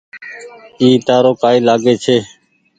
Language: Goaria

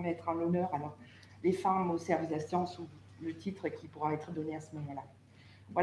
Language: French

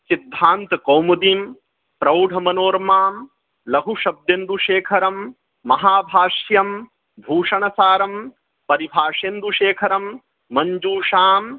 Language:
Sanskrit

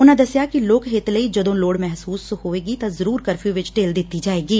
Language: Punjabi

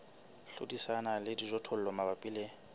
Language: Southern Sotho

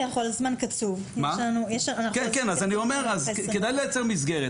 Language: Hebrew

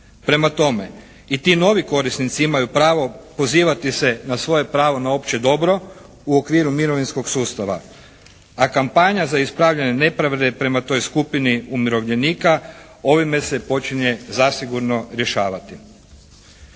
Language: Croatian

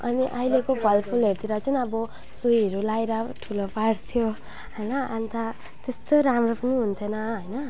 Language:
Nepali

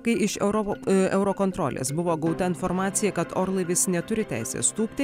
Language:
Lithuanian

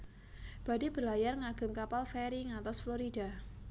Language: Javanese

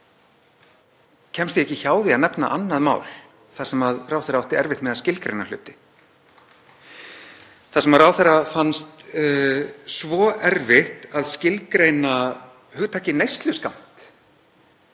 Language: Icelandic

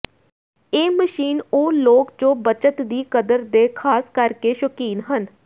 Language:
Punjabi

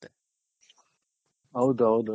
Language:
Kannada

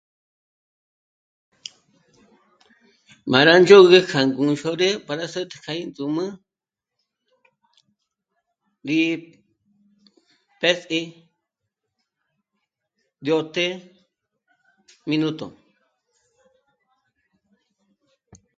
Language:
Michoacán Mazahua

